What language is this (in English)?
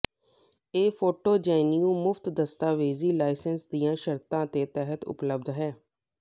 Punjabi